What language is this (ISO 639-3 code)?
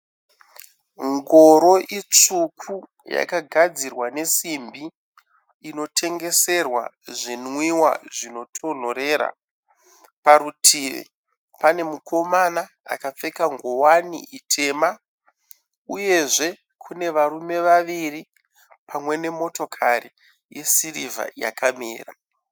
sna